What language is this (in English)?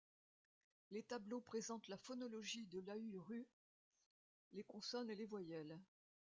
French